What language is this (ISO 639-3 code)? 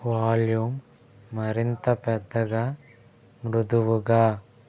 tel